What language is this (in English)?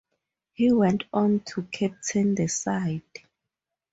English